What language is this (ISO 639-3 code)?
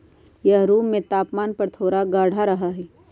mag